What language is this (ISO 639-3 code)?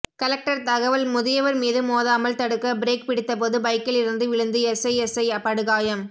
tam